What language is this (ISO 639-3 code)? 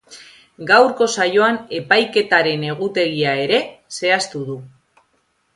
eus